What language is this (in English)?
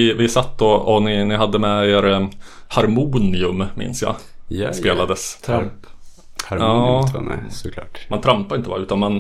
Swedish